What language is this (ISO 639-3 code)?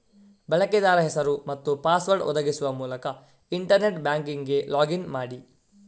kan